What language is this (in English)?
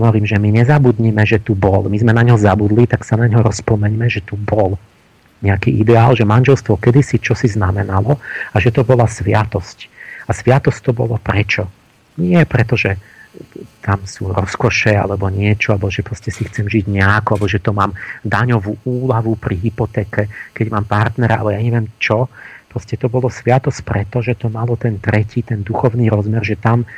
Slovak